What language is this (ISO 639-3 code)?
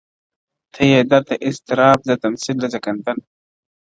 pus